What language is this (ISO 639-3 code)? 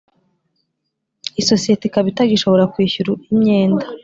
kin